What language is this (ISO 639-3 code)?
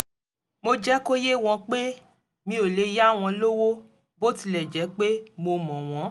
yor